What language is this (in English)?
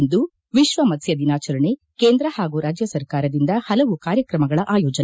Kannada